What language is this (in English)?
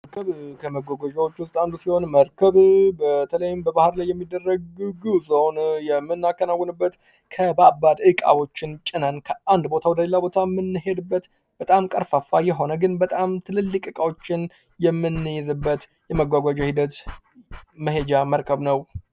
Amharic